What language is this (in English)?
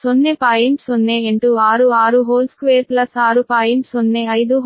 Kannada